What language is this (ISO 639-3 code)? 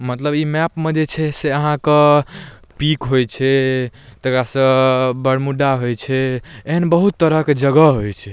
mai